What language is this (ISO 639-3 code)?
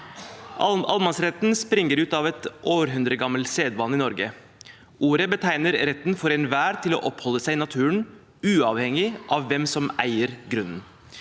nor